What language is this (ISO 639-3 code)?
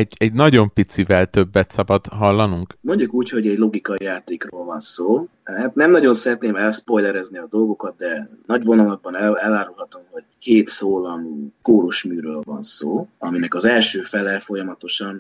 hun